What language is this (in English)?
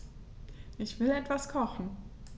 German